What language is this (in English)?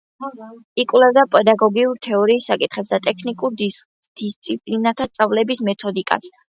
Georgian